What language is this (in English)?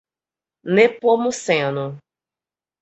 Portuguese